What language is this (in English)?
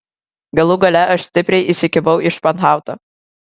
Lithuanian